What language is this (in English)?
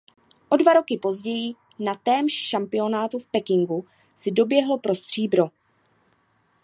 Czech